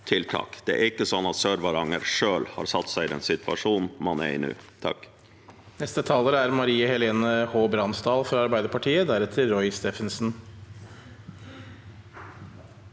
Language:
Norwegian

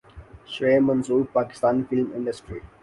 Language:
Urdu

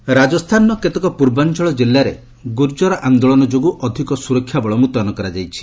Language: Odia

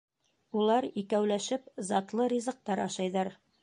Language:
Bashkir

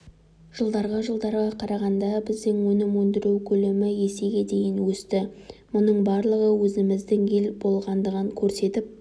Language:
Kazakh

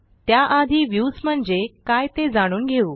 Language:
Marathi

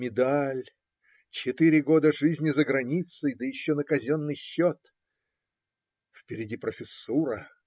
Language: Russian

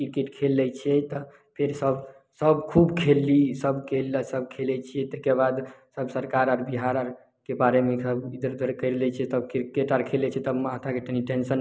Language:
Maithili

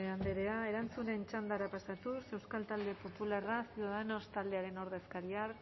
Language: Basque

